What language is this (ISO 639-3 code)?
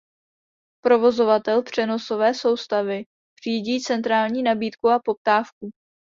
ces